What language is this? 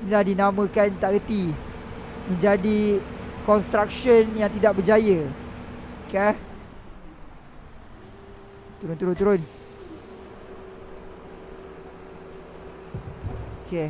Malay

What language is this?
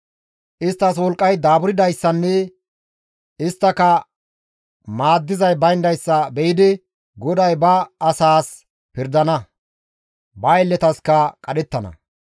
Gamo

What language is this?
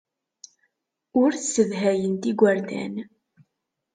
Kabyle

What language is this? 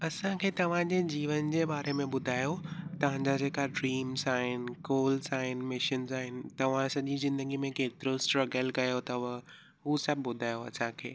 Sindhi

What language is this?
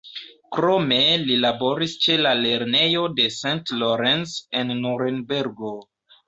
Esperanto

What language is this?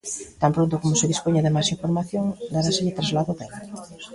Galician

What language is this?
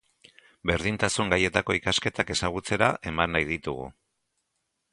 Basque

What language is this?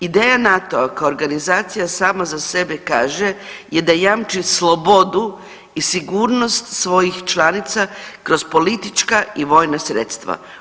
Croatian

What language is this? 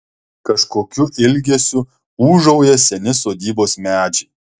Lithuanian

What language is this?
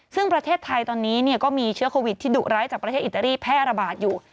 Thai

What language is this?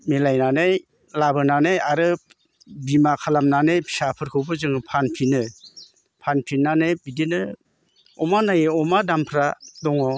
Bodo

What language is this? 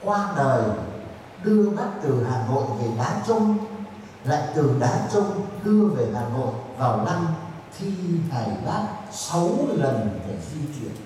Vietnamese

